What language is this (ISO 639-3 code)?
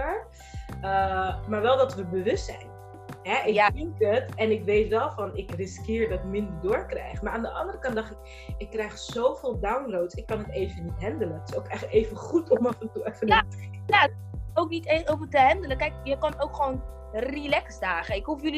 nld